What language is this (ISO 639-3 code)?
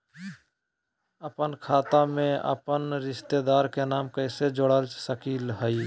mag